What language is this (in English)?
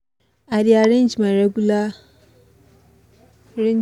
Nigerian Pidgin